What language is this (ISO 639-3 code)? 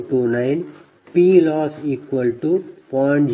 kan